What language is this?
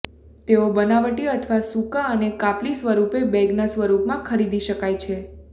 Gujarati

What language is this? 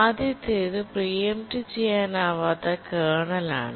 Malayalam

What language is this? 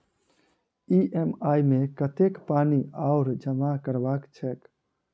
Maithili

